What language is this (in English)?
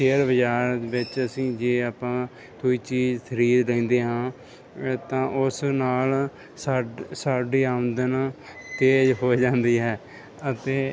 Punjabi